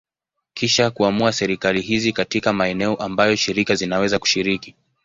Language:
Swahili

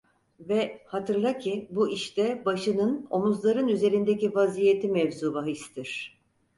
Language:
Turkish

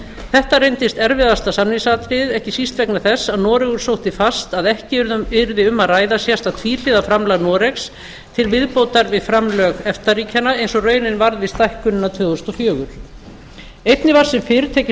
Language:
Icelandic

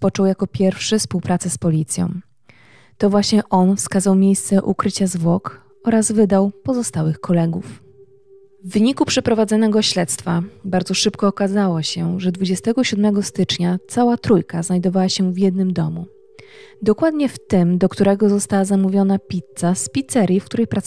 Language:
Polish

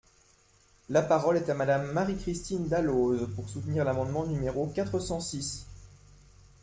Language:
French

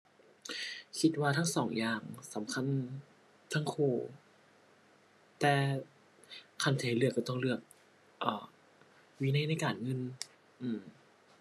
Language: Thai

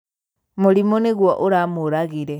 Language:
Kikuyu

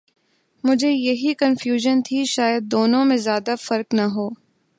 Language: Urdu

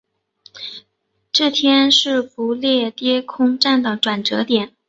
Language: Chinese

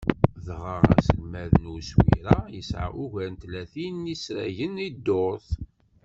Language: Kabyle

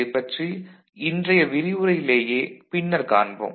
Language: Tamil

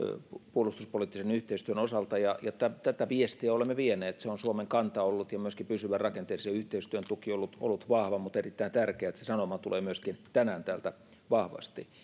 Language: Finnish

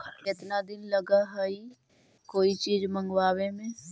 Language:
Magahi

